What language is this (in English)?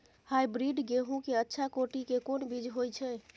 Maithili